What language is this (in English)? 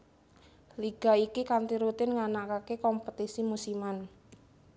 Javanese